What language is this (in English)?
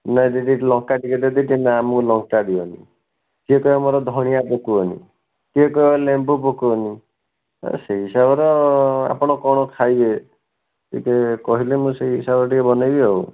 Odia